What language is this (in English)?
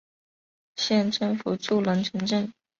Chinese